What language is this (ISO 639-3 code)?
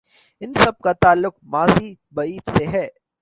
urd